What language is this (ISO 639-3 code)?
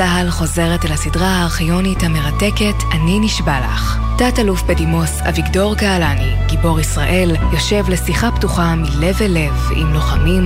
heb